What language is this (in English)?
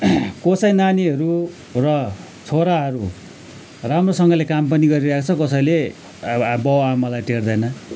Nepali